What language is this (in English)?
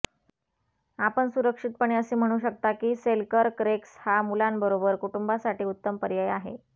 Marathi